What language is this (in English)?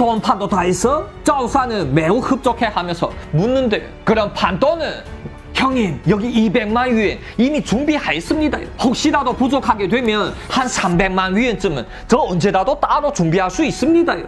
Korean